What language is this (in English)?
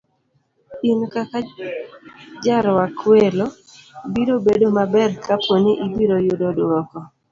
Luo (Kenya and Tanzania)